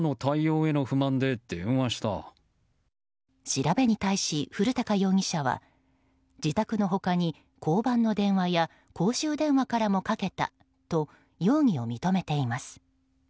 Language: Japanese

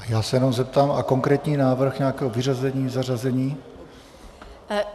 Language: Czech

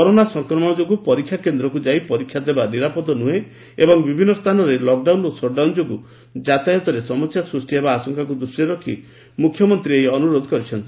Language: Odia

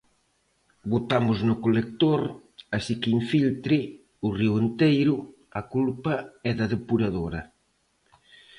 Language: Galician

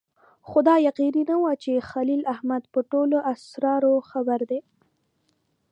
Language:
Pashto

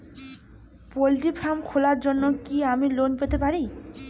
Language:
Bangla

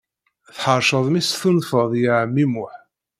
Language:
Kabyle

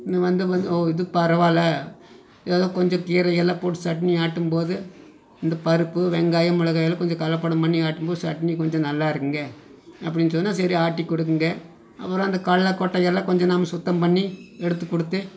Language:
Tamil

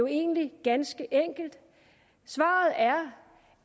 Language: Danish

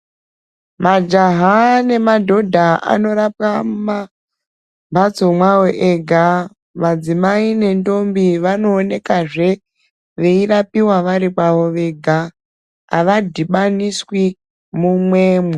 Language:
Ndau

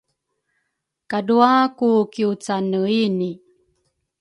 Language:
Rukai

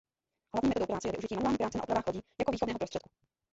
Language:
Czech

